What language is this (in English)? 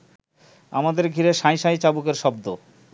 Bangla